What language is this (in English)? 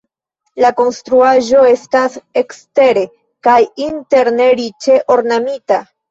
Esperanto